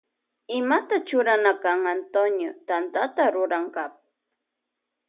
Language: Loja Highland Quichua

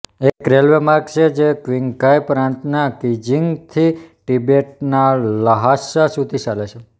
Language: Gujarati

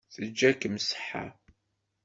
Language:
Kabyle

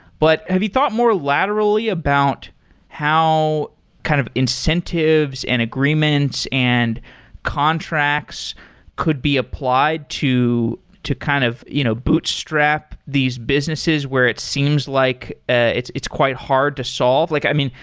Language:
English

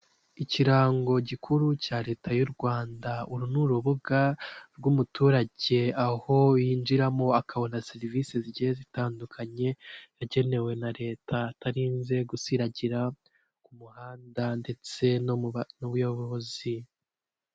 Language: Kinyarwanda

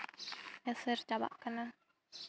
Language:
Santali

